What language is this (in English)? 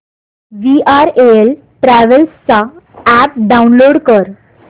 Marathi